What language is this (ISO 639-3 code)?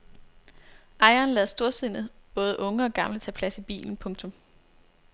dan